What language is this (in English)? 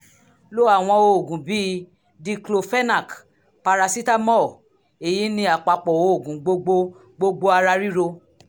Yoruba